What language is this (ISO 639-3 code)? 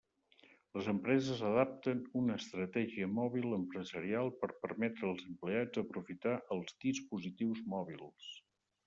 cat